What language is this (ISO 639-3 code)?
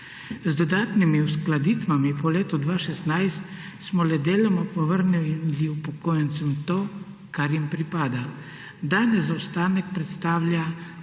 slv